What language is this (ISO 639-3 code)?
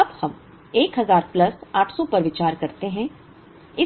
hin